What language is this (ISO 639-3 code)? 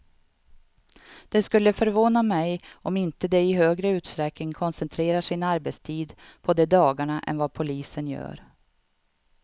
swe